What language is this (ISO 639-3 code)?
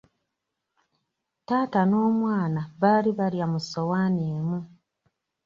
lug